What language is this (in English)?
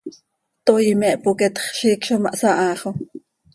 Seri